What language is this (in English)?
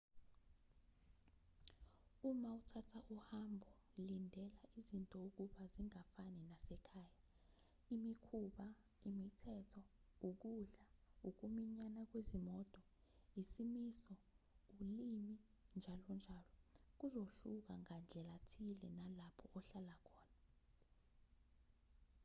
Zulu